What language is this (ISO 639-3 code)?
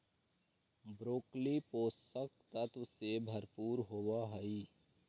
mag